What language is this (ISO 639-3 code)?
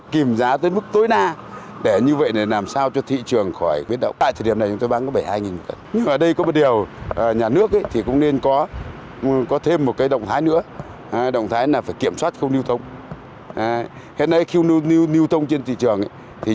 vie